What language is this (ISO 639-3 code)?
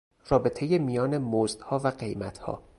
fas